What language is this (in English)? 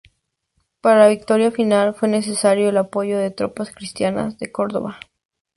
Spanish